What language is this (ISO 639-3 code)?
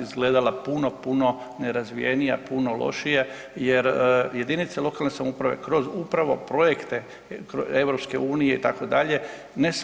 hrv